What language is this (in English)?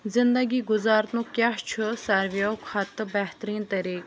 Kashmiri